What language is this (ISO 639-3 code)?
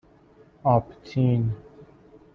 fas